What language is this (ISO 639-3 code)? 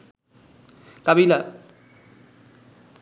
ben